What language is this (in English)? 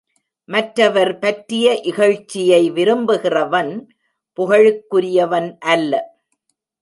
Tamil